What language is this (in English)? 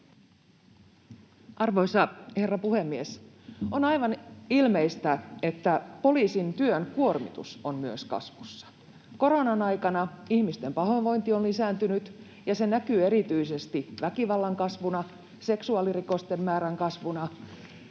Finnish